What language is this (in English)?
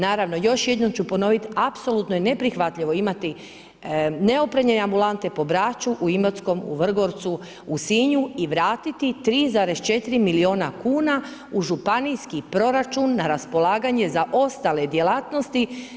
Croatian